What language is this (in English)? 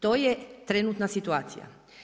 Croatian